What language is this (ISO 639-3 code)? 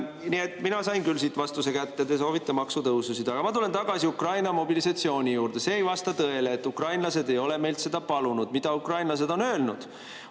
est